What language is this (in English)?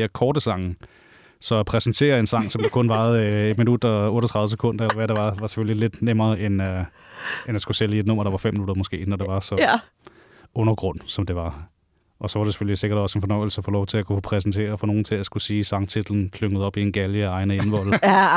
Danish